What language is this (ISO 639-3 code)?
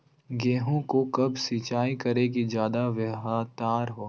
mag